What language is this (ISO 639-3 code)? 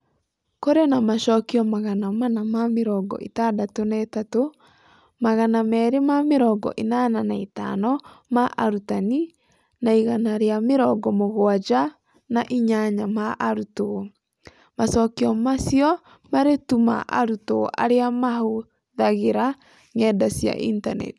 kik